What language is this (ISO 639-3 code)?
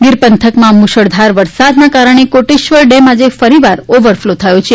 guj